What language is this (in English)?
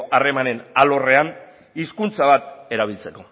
Basque